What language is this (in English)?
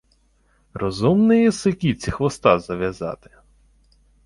Ukrainian